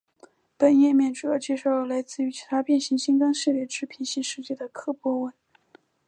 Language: Chinese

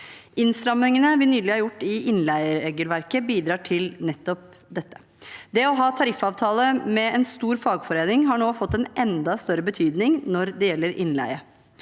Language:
Norwegian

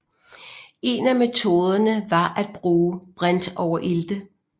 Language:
Danish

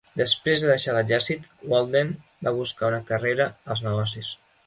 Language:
Catalan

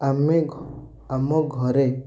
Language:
Odia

